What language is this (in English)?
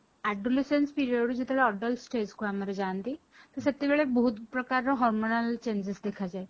Odia